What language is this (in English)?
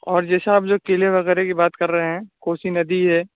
Urdu